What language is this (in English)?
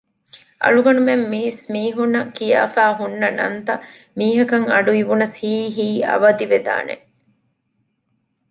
Divehi